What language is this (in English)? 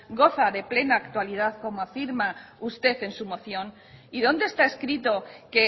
Spanish